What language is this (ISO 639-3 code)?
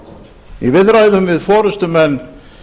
isl